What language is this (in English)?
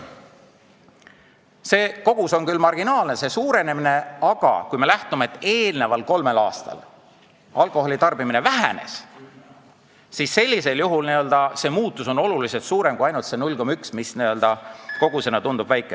Estonian